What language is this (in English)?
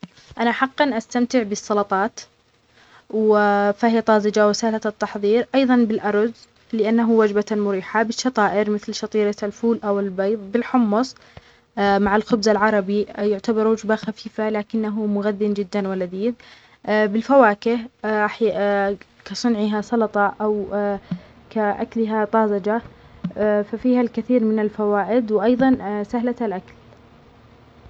Omani Arabic